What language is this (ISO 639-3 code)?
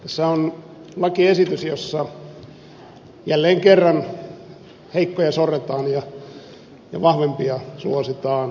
fin